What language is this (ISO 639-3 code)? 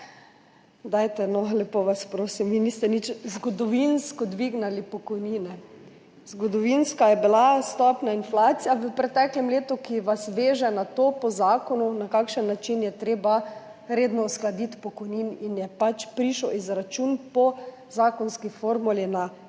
slv